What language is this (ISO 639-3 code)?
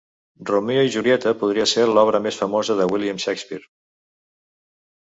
cat